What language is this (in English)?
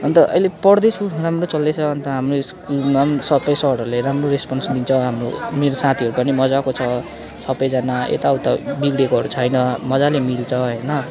Nepali